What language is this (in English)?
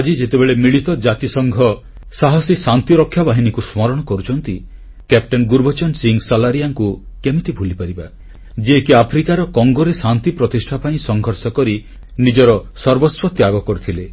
Odia